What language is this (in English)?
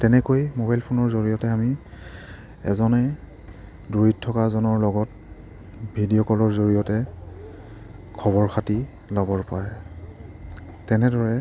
Assamese